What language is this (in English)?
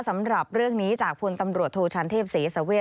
Thai